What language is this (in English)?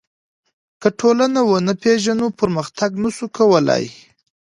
Pashto